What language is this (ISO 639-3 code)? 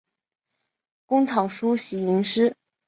zho